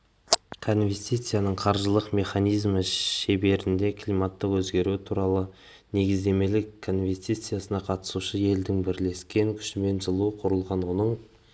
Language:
Kazakh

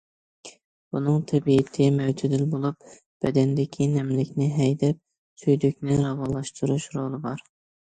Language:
Uyghur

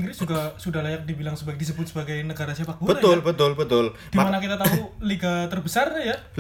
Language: Indonesian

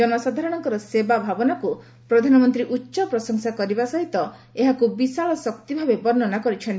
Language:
Odia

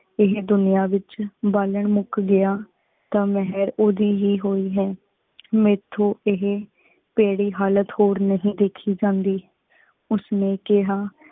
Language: Punjabi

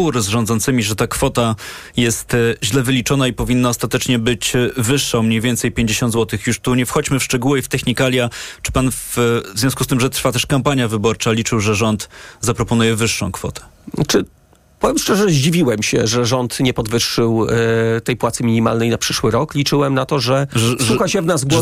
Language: Polish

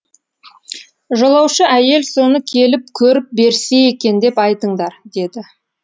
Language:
Kazakh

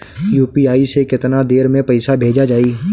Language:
Bhojpuri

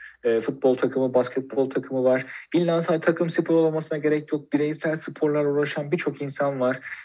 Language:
Turkish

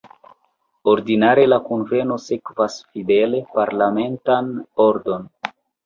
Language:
Esperanto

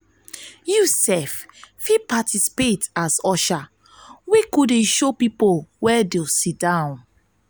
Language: Nigerian Pidgin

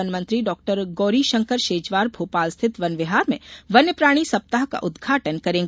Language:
Hindi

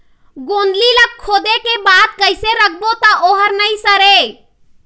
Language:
Chhattisgarhi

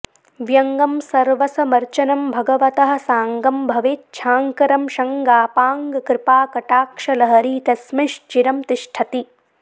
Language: Sanskrit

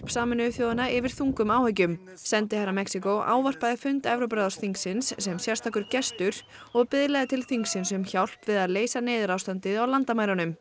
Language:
Icelandic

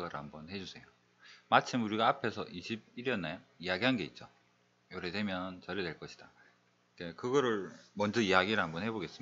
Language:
Korean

